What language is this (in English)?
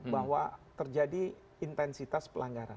Indonesian